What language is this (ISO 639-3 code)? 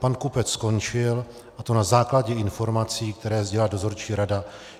ces